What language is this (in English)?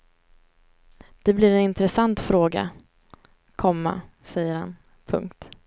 Swedish